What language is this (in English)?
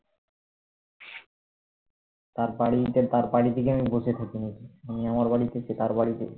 Bangla